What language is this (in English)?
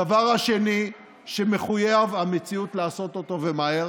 Hebrew